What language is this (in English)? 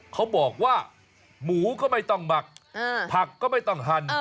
Thai